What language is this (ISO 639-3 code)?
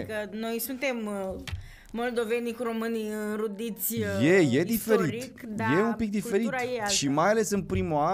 ron